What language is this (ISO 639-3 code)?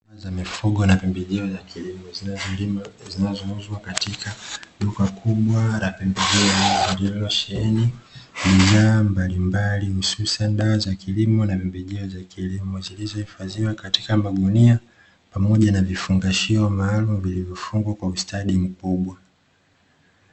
swa